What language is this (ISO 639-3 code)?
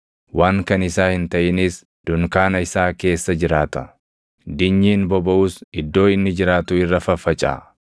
orm